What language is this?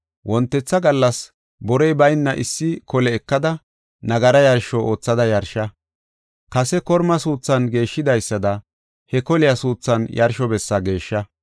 Gofa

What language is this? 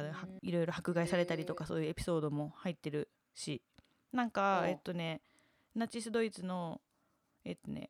Japanese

